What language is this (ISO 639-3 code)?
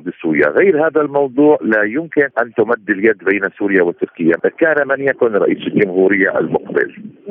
ara